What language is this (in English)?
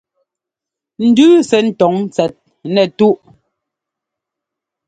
Ngomba